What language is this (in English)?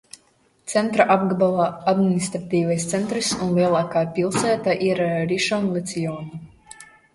Latvian